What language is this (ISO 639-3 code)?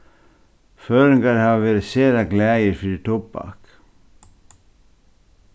fao